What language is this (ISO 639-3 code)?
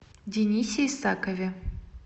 rus